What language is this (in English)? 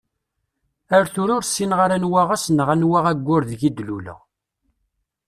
Kabyle